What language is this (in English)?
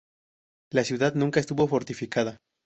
Spanish